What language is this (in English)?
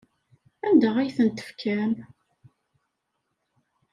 Kabyle